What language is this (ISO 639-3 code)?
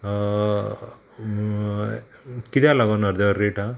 kok